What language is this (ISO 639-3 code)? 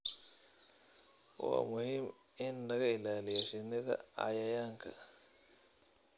som